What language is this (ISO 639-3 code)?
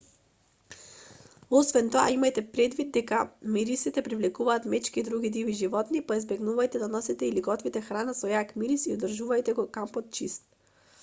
mkd